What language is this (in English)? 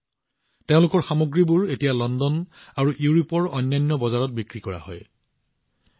Assamese